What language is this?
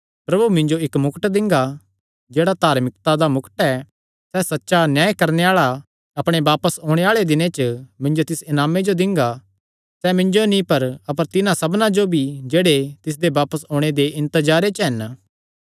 Kangri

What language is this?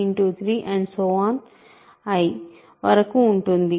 Telugu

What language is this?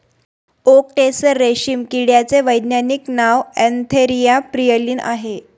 Marathi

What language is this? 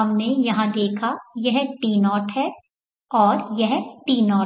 Hindi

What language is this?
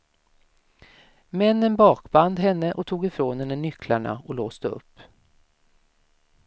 Swedish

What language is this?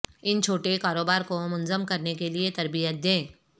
Urdu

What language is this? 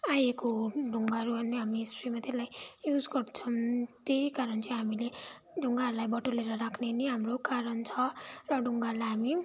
Nepali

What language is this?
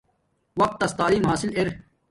Domaaki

